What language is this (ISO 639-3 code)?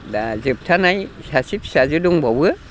brx